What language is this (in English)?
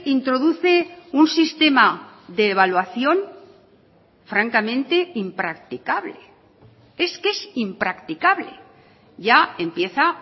Spanish